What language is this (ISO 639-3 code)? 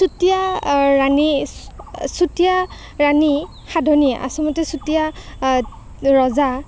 asm